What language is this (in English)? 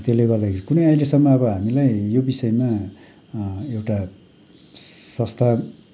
Nepali